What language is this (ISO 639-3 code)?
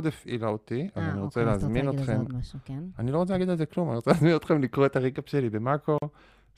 heb